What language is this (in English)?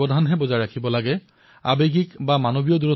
Assamese